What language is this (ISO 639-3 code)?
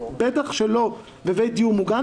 heb